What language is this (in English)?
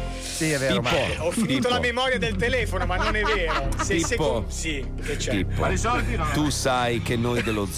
Italian